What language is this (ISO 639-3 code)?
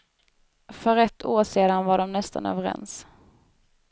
swe